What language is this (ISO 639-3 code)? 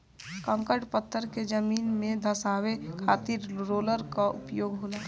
bho